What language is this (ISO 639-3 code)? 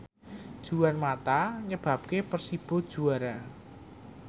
jav